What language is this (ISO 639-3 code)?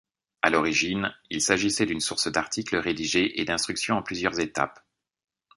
fra